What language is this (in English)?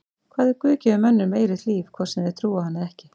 Icelandic